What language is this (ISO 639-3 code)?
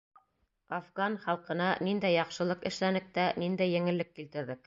bak